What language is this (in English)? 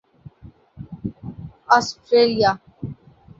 Urdu